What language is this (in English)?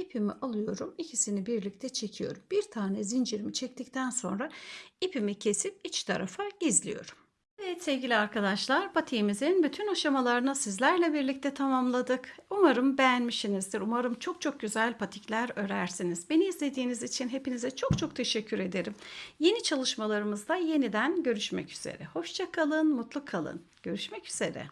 Turkish